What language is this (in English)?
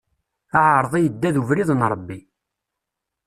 Kabyle